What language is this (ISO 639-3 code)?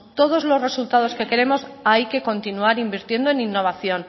spa